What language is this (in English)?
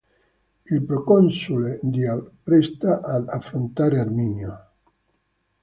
Italian